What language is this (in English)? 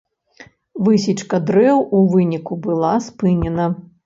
Belarusian